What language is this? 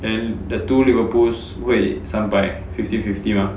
English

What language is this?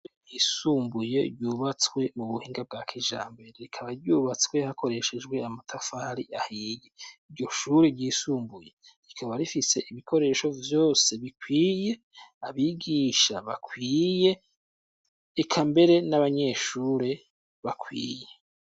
Rundi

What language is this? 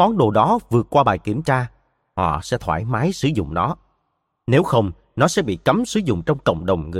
Vietnamese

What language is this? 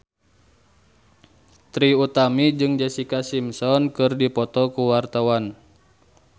Sundanese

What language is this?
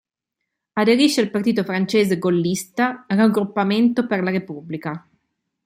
Italian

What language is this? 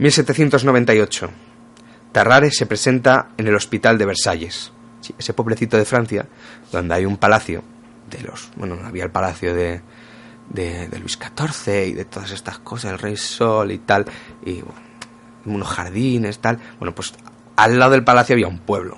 Spanish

